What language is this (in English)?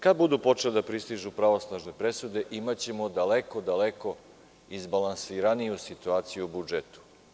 Serbian